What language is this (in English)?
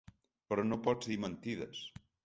Catalan